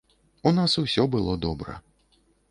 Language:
Belarusian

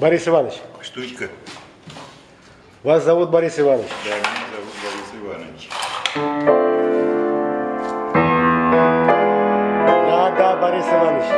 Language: Russian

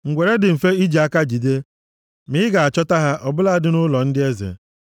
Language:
Igbo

